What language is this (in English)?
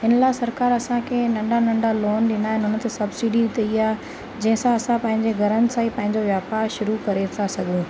Sindhi